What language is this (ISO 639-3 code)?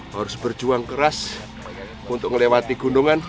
ind